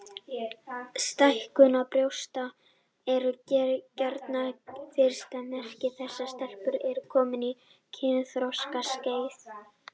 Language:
Icelandic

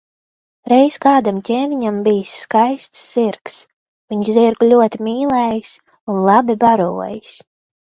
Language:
Latvian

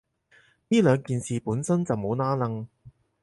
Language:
Cantonese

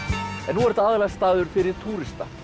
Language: Icelandic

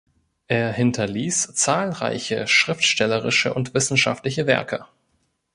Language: German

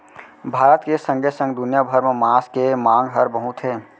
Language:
Chhattisgarhi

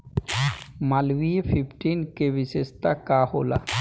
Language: Bhojpuri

